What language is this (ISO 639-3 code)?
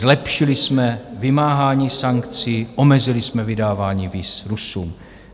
ces